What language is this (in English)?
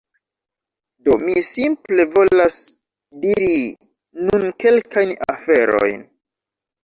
Esperanto